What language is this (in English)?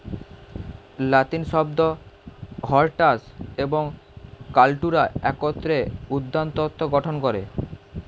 Bangla